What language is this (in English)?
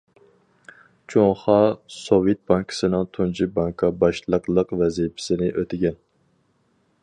Uyghur